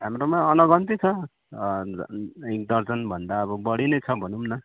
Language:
Nepali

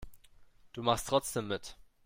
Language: German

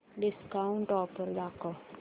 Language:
Marathi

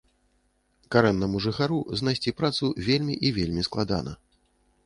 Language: Belarusian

